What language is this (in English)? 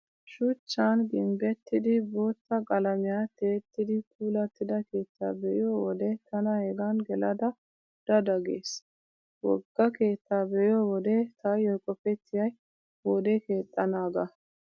Wolaytta